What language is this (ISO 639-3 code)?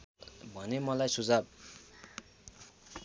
nep